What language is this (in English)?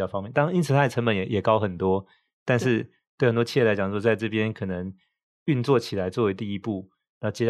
Chinese